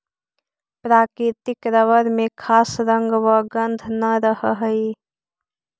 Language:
Magahi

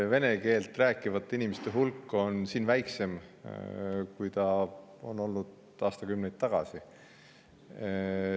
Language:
Estonian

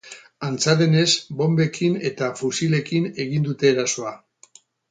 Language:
Basque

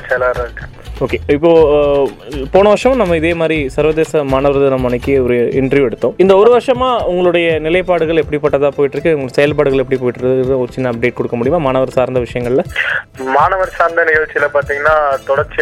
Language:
Tamil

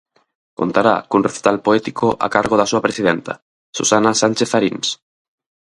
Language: Galician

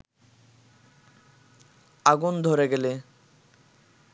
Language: Bangla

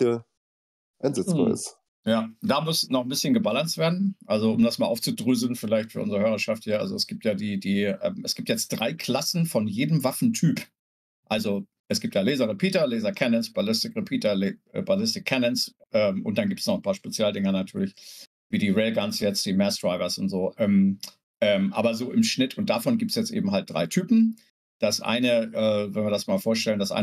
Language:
German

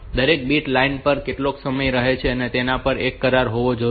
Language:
Gujarati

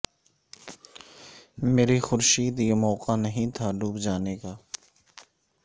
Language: Urdu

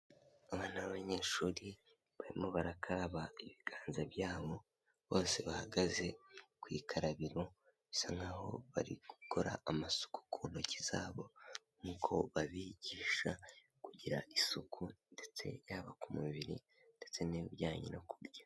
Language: Kinyarwanda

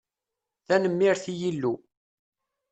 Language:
Kabyle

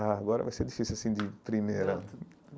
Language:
Portuguese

